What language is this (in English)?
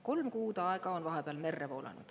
Estonian